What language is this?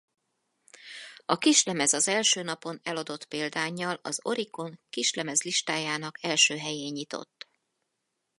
Hungarian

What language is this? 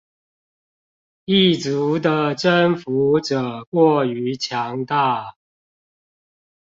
Chinese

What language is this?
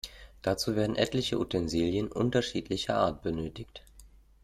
German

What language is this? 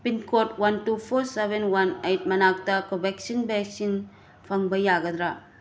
Manipuri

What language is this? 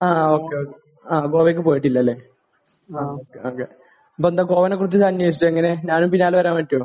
Malayalam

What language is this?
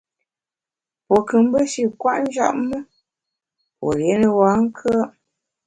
Bamun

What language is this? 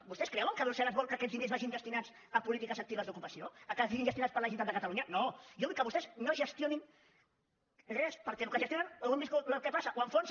Catalan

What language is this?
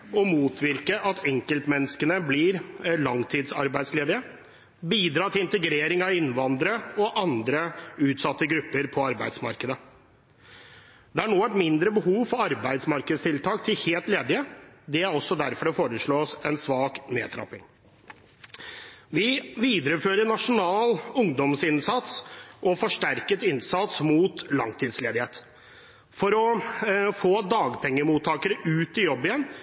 Norwegian Bokmål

